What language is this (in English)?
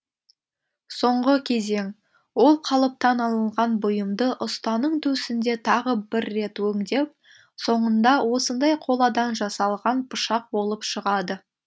Kazakh